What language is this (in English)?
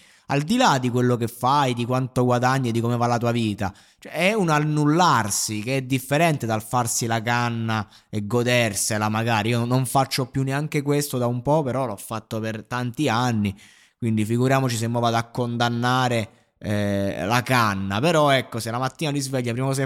Italian